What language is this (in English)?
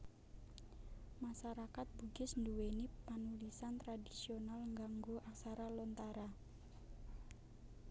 Javanese